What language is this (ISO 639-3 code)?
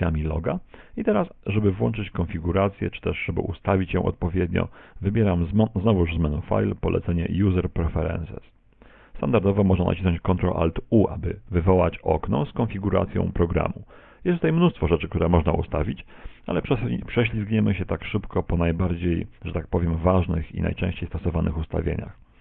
pol